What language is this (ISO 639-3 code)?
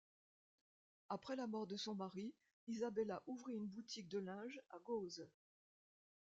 fra